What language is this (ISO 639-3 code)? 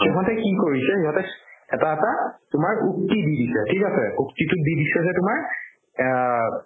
asm